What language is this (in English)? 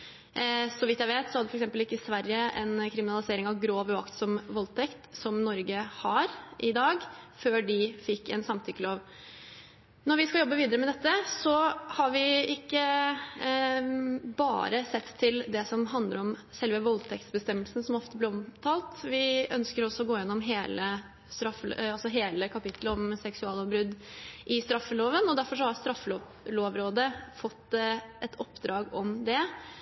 Norwegian Bokmål